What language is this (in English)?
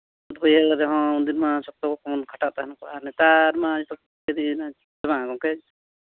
Santali